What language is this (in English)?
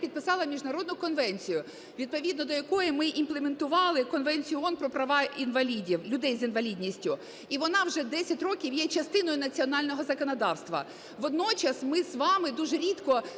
Ukrainian